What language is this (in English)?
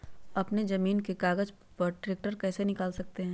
Magahi